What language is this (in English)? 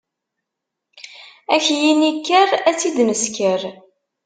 Kabyle